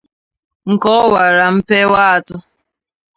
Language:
Igbo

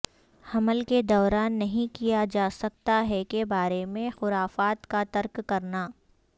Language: Urdu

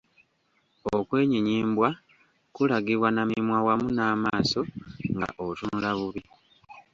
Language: Ganda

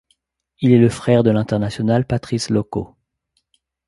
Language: French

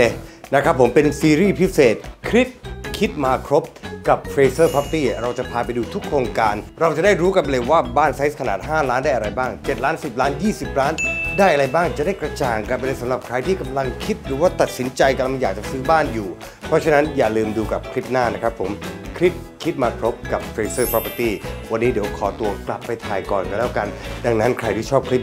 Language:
Thai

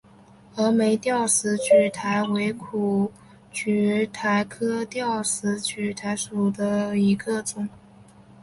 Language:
Chinese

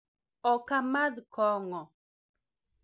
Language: Luo (Kenya and Tanzania)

